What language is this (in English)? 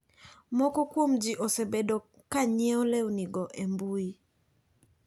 Luo (Kenya and Tanzania)